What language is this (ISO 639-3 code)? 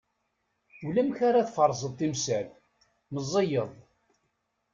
kab